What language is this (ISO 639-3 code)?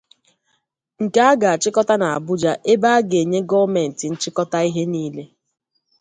ibo